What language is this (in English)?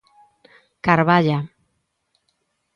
Galician